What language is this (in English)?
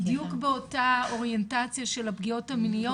Hebrew